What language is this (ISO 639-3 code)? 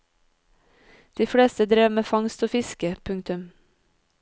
nor